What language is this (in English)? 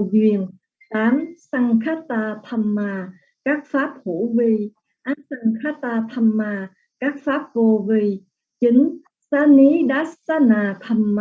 Vietnamese